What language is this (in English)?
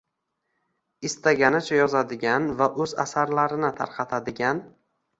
Uzbek